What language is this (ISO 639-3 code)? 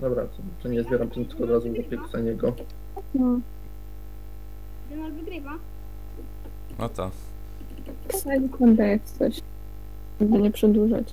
pol